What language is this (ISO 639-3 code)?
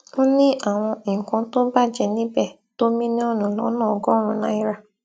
yor